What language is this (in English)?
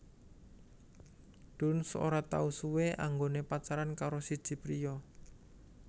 Javanese